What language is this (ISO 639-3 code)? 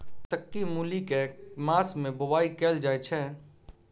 mai